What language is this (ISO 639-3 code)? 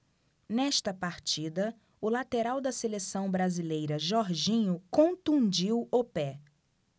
por